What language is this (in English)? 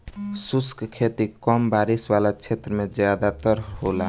Bhojpuri